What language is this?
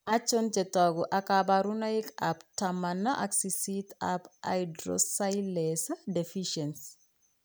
Kalenjin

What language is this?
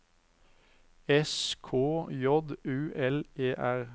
Norwegian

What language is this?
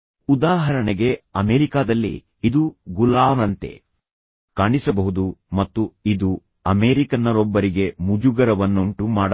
Kannada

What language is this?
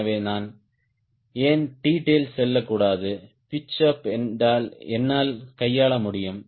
Tamil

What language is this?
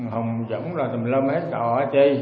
Vietnamese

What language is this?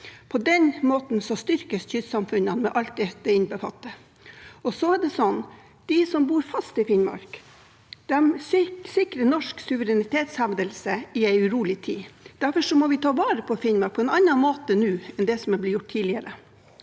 Norwegian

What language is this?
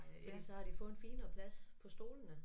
Danish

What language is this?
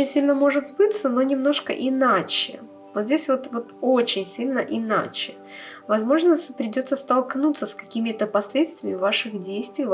Russian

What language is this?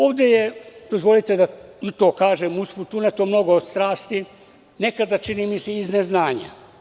Serbian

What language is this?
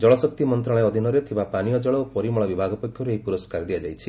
Odia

